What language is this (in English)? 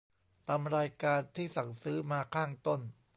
Thai